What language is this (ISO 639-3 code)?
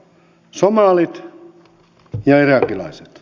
fin